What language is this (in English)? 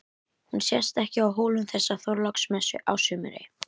Icelandic